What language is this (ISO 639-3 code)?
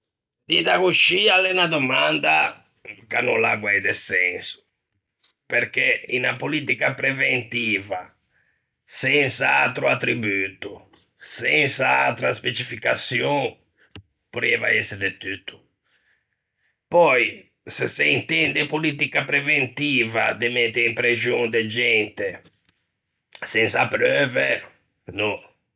lij